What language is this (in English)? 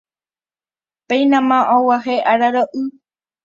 Guarani